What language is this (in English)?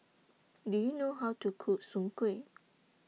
English